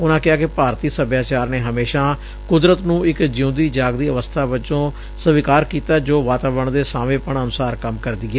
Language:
Punjabi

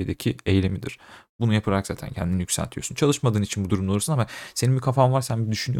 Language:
Turkish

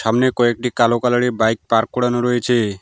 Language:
Bangla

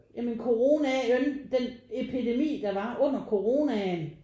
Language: Danish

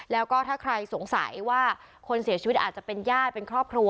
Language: Thai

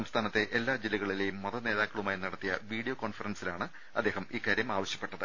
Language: Malayalam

